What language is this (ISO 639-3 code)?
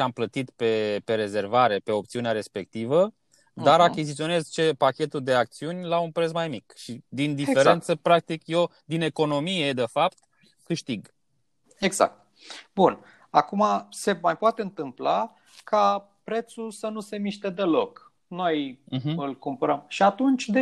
ron